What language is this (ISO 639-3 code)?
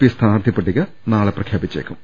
mal